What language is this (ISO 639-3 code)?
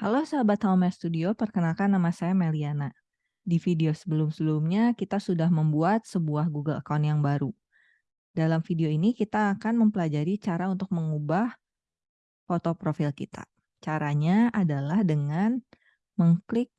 ind